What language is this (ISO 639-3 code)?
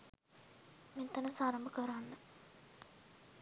sin